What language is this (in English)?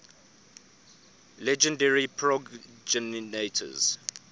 English